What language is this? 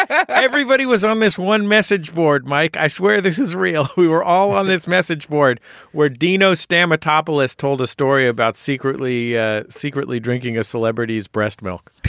English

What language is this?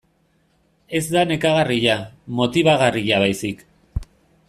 Basque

